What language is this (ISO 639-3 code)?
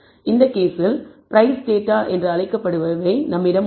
tam